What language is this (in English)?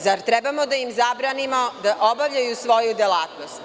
Serbian